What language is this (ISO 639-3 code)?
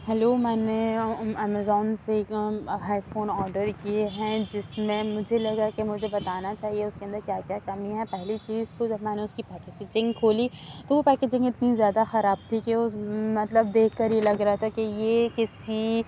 urd